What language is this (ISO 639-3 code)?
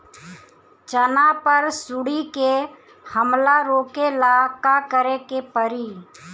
bho